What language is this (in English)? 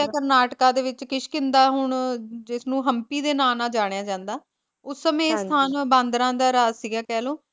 Punjabi